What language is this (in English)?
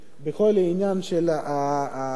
Hebrew